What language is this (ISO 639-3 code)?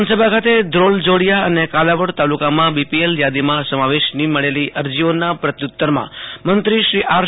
guj